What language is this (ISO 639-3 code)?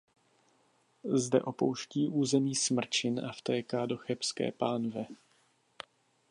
ces